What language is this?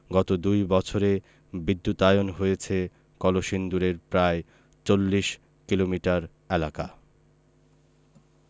Bangla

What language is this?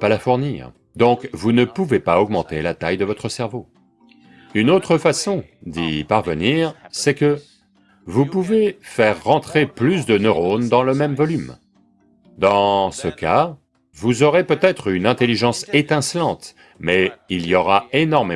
French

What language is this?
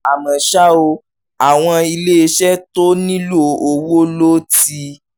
Yoruba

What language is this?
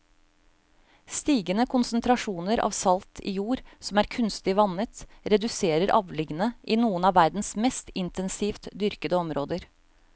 Norwegian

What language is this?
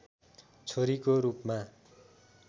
Nepali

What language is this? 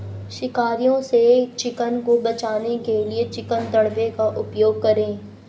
Hindi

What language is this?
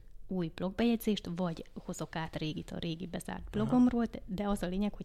Hungarian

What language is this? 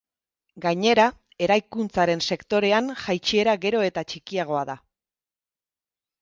Basque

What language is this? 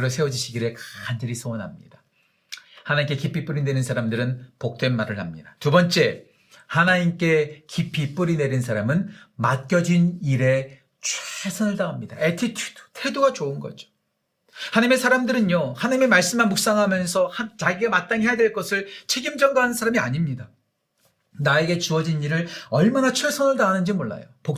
Korean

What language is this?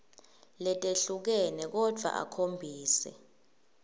Swati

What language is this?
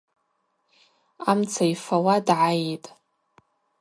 Abaza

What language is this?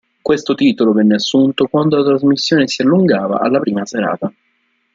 Italian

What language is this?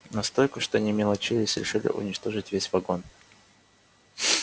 Russian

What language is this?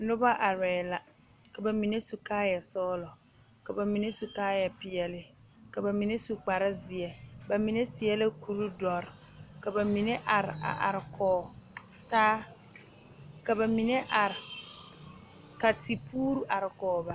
Southern Dagaare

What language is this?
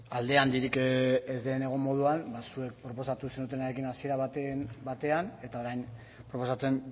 Basque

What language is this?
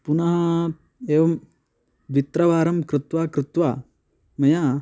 Sanskrit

